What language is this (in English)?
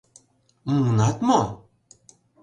Mari